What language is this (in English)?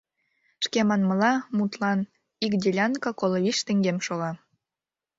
Mari